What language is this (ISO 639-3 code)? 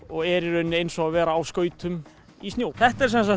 isl